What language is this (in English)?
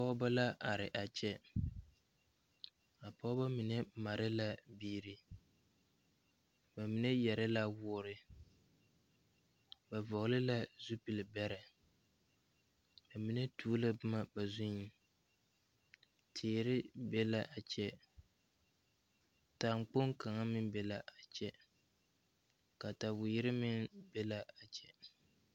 Southern Dagaare